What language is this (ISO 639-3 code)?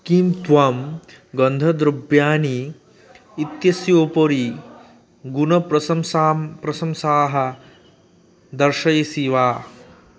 san